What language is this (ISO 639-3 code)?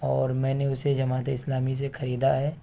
urd